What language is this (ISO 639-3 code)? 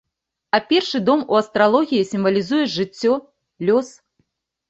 bel